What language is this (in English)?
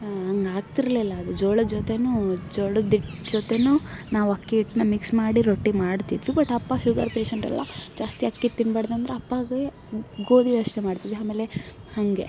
Kannada